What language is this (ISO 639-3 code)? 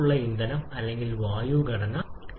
mal